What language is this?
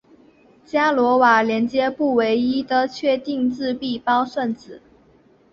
Chinese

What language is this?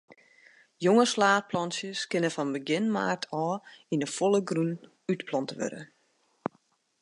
Western Frisian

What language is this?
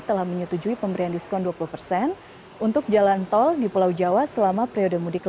Indonesian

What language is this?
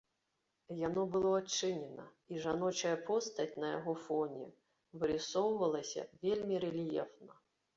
Belarusian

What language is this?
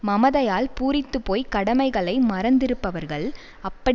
Tamil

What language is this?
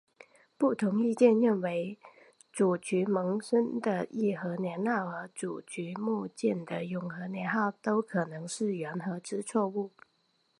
Chinese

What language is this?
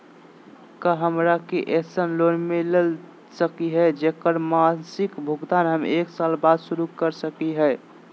Magahi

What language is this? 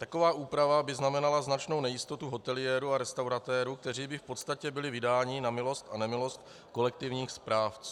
Czech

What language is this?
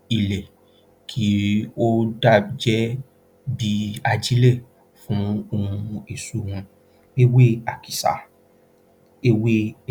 Yoruba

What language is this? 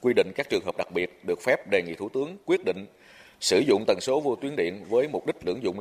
Vietnamese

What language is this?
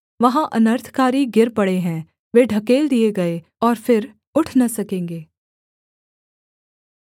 Hindi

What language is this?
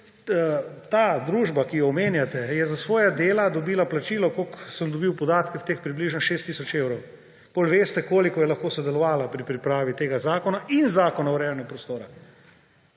Slovenian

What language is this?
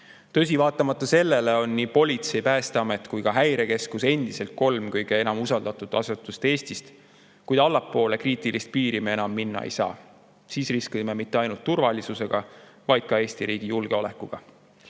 Estonian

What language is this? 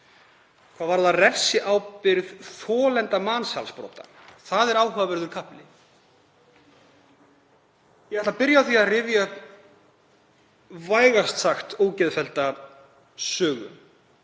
Icelandic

